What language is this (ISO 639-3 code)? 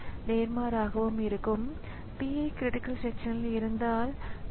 tam